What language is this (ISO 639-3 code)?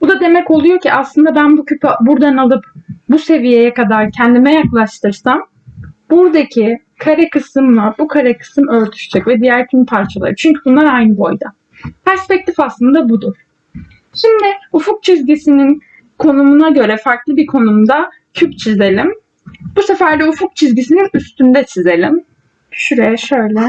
tur